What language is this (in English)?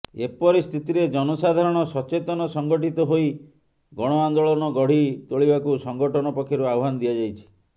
Odia